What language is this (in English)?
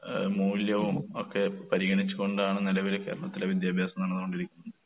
Malayalam